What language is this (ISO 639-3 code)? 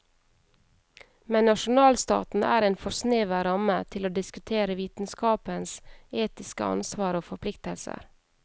nor